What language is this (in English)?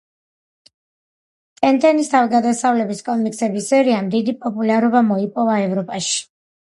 Georgian